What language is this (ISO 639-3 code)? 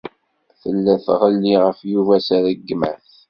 kab